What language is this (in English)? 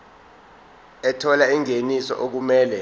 Zulu